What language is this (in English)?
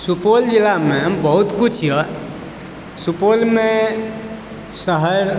Maithili